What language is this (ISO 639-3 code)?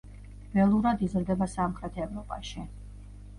kat